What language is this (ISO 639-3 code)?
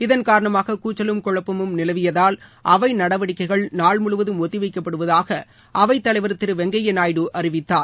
tam